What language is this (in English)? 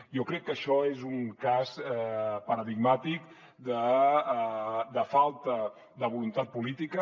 Catalan